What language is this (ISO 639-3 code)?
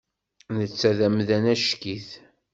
kab